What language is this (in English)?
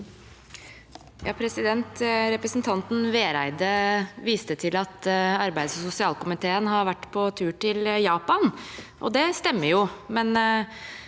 Norwegian